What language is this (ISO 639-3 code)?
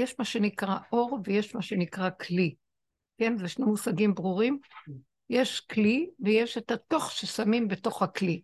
heb